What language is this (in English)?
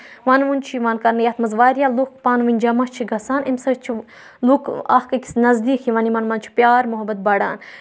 Kashmiri